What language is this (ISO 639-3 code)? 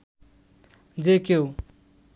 ben